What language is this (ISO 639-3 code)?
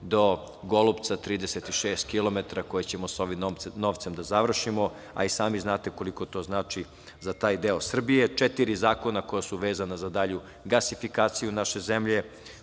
srp